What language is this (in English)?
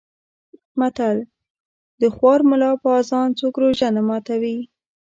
Pashto